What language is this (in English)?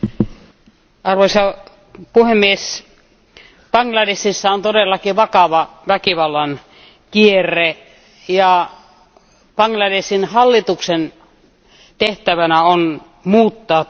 Finnish